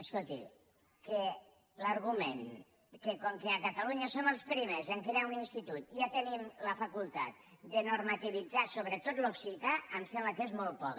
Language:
Catalan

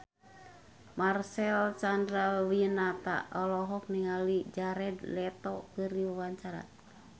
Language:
Sundanese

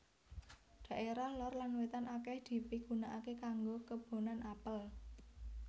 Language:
Javanese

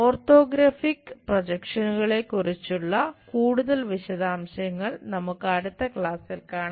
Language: Malayalam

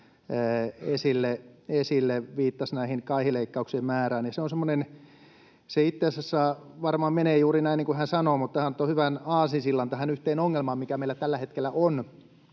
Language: Finnish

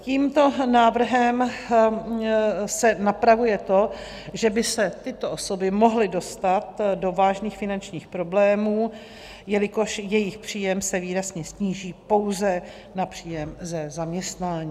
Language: Czech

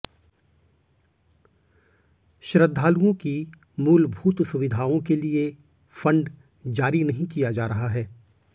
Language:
Hindi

